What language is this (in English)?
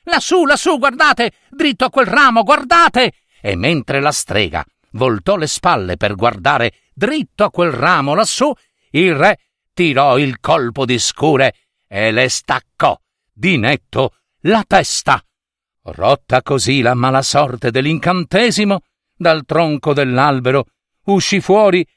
Italian